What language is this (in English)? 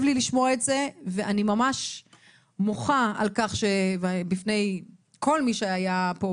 Hebrew